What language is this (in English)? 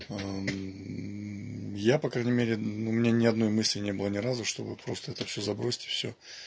Russian